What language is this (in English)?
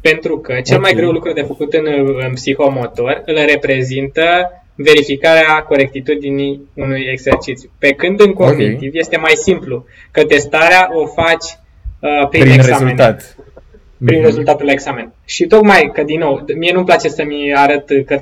Romanian